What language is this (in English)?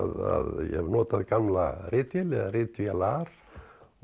Icelandic